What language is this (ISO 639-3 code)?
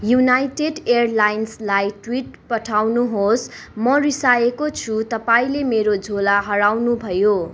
nep